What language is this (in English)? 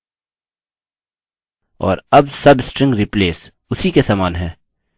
Hindi